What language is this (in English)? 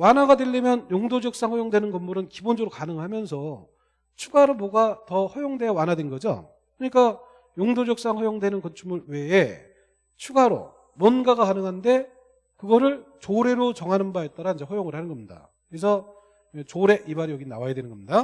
Korean